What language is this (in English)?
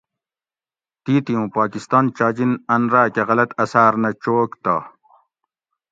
Gawri